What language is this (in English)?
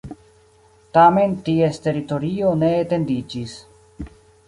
Esperanto